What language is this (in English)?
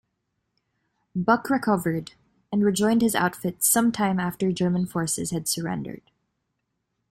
English